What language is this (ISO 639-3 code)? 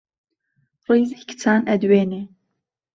ckb